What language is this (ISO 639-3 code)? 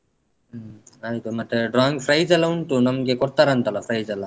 kan